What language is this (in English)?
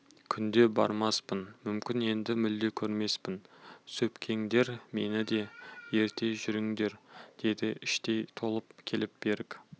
Kazakh